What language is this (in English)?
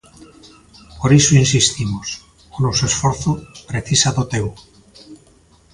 Galician